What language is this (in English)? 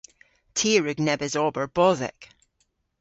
Cornish